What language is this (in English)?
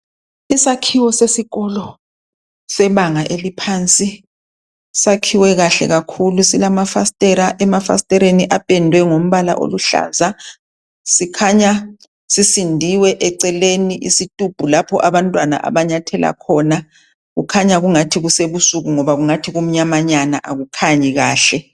North Ndebele